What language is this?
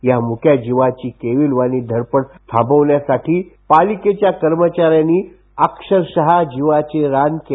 Marathi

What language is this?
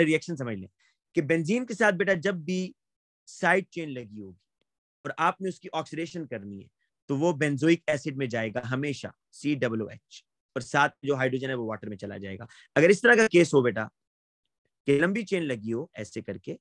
Hindi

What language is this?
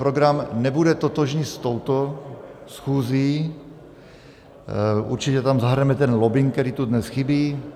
Czech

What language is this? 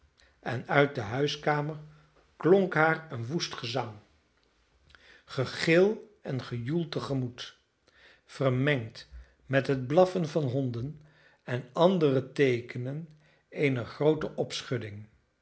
Dutch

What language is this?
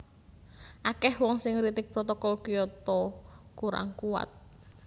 Javanese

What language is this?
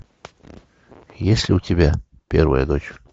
Russian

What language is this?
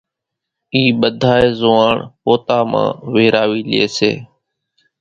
Kachi Koli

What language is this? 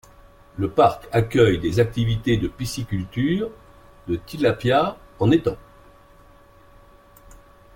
French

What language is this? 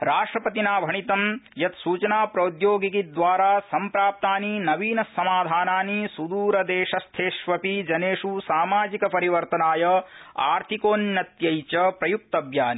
Sanskrit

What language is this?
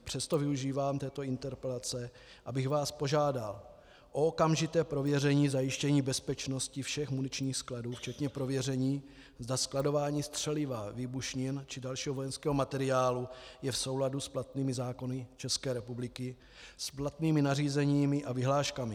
Czech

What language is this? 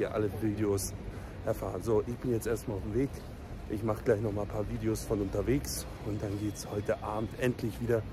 German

